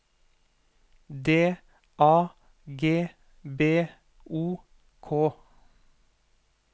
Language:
Norwegian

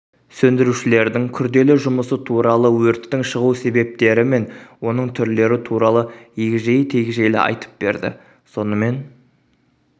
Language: Kazakh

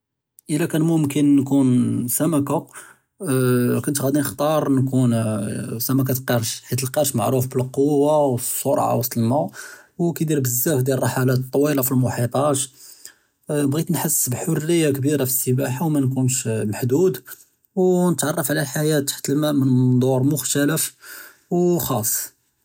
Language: Judeo-Arabic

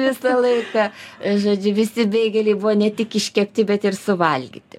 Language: Lithuanian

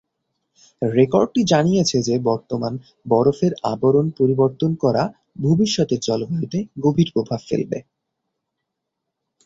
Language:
Bangla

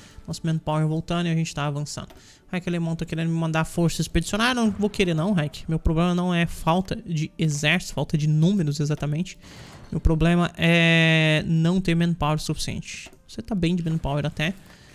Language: Portuguese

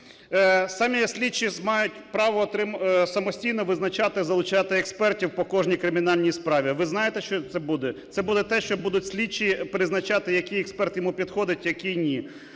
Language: Ukrainian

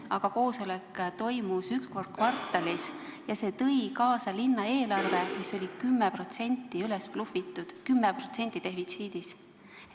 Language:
Estonian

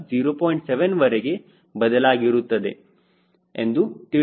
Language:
Kannada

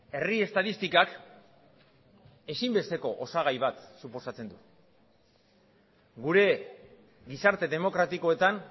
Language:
Basque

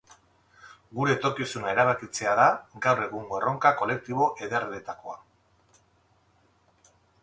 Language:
Basque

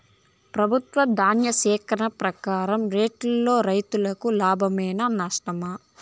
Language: Telugu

